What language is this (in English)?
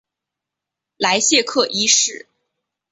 Chinese